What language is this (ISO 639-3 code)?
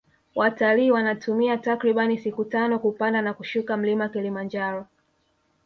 swa